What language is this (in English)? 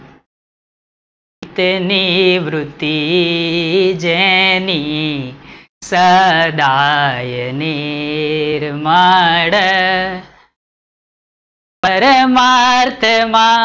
Gujarati